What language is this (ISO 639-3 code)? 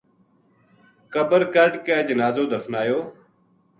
gju